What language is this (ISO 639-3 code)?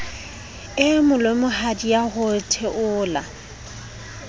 sot